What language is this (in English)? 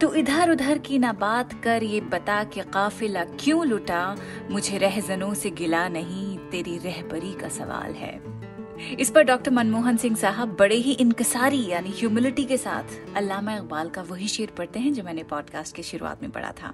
Hindi